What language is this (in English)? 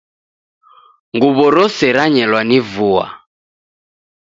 Taita